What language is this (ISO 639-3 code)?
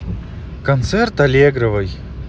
rus